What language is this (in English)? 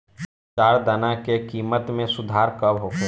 Bhojpuri